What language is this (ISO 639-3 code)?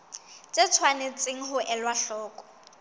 sot